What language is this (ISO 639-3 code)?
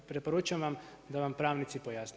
hrv